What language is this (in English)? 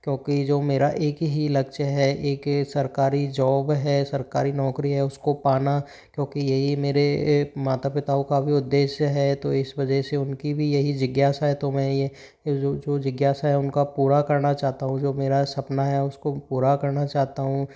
Hindi